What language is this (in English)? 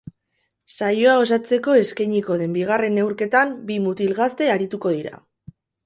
Basque